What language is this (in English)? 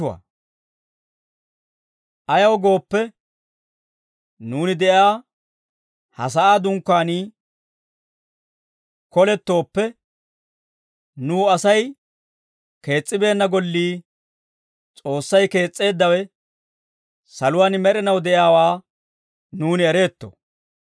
Dawro